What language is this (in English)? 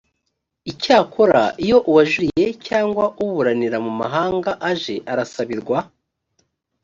Kinyarwanda